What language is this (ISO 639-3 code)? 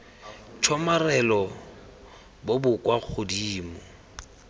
tsn